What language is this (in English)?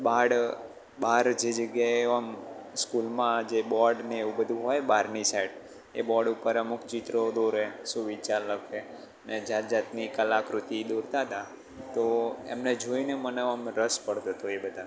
Gujarati